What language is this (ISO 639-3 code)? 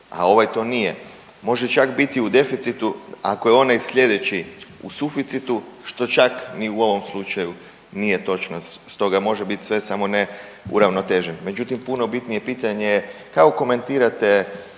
hrv